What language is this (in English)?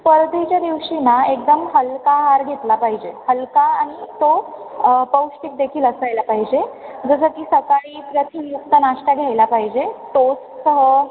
Marathi